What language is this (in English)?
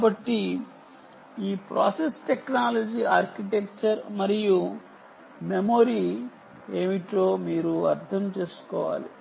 Telugu